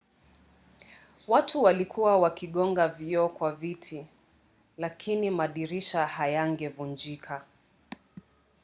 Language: Swahili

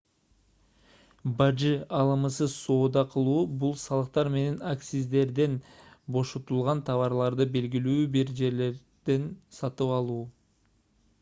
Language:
Kyrgyz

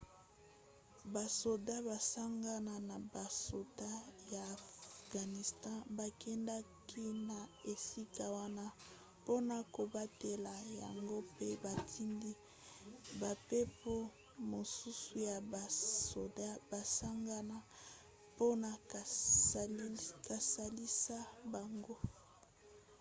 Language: Lingala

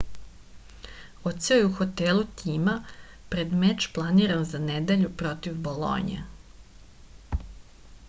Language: Serbian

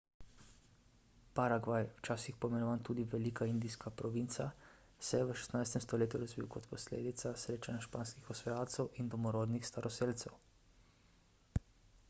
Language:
Slovenian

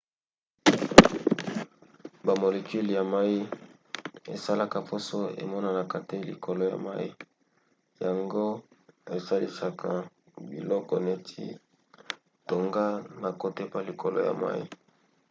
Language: Lingala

